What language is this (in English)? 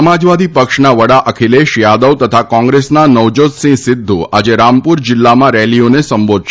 Gujarati